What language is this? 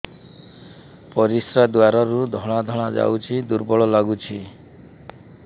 Odia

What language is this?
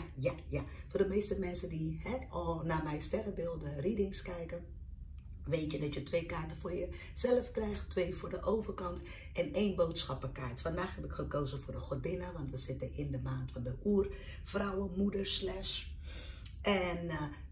Dutch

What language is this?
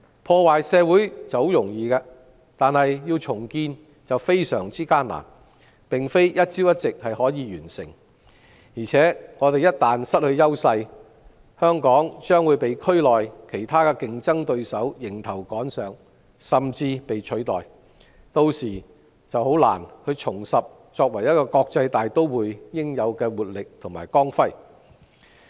Cantonese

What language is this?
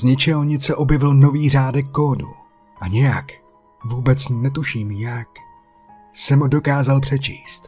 Czech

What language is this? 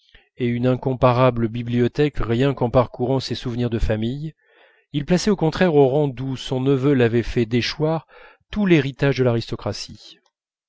French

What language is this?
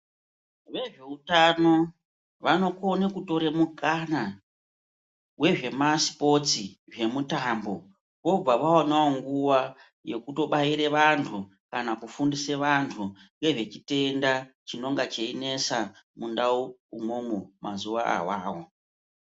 Ndau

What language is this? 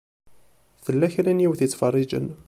Kabyle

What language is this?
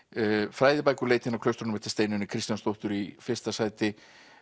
Icelandic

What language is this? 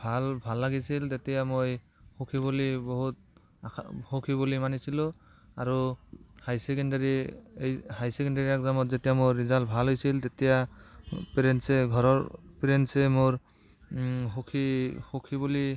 Assamese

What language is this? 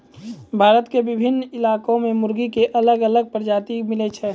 Maithili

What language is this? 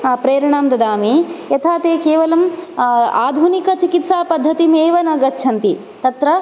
Sanskrit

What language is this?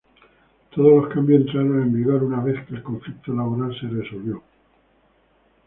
Spanish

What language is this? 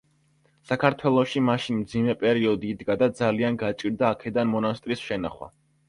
Georgian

